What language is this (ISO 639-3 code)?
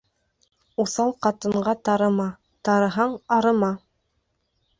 bak